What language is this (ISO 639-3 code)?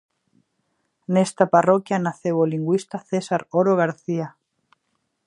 glg